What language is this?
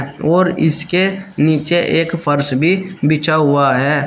Hindi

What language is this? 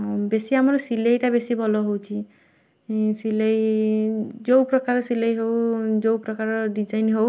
Odia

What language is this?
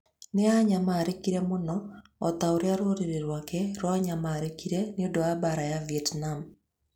Kikuyu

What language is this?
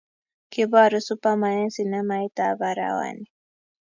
Kalenjin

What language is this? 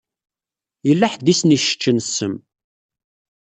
Kabyle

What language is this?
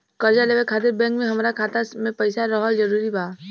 Bhojpuri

